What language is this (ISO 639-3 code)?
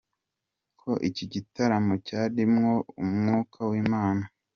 kin